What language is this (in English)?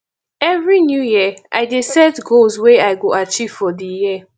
Nigerian Pidgin